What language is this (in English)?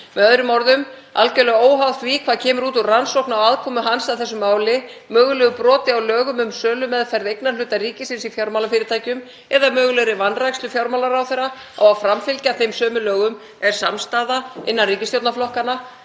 Icelandic